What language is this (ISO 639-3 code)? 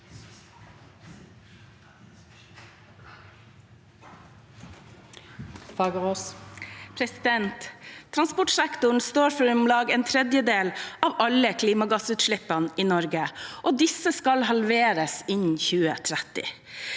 nor